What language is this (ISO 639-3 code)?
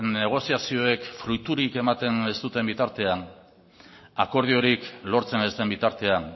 eus